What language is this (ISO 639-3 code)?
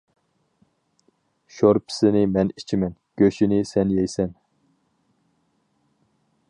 uig